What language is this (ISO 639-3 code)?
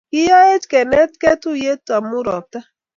kln